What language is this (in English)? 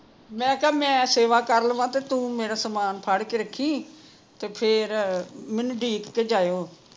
Punjabi